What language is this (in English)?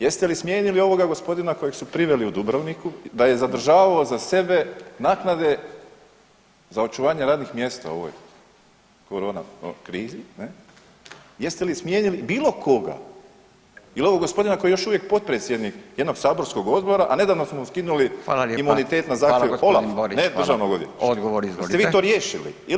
Croatian